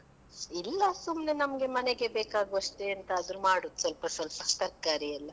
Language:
Kannada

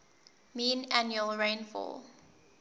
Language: English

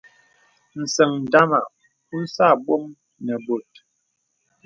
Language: Bebele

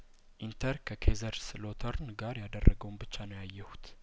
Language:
Amharic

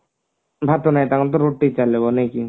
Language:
Odia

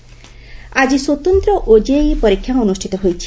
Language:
Odia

